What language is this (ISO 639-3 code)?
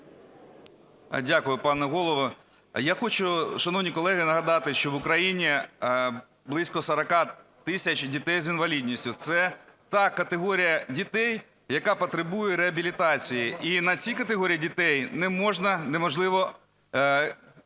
ukr